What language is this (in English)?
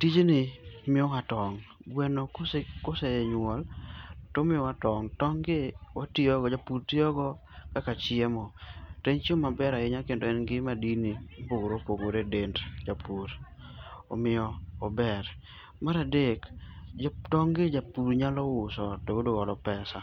Luo (Kenya and Tanzania)